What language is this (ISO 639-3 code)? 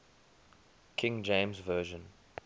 eng